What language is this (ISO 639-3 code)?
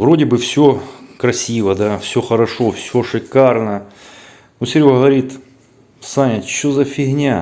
rus